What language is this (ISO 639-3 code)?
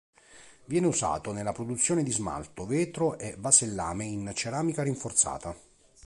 ita